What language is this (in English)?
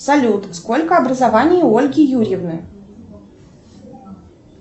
Russian